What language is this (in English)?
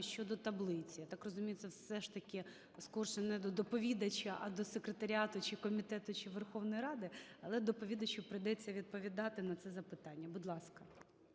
Ukrainian